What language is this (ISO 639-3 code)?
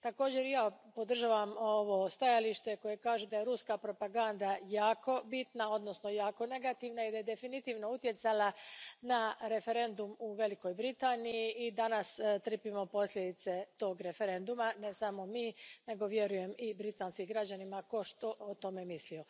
hrv